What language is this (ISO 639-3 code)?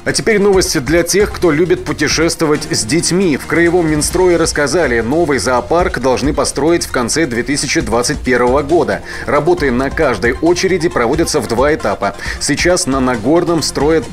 rus